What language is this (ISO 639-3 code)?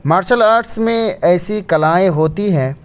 urd